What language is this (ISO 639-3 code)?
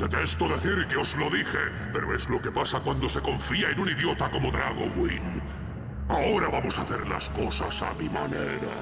spa